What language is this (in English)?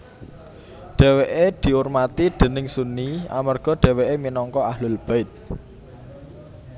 Javanese